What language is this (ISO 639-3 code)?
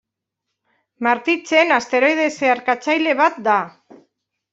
eus